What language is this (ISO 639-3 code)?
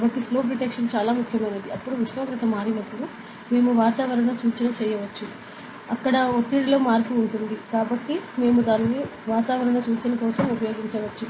tel